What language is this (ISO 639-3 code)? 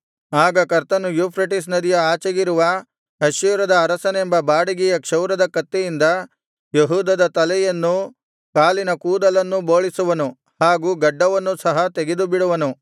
kan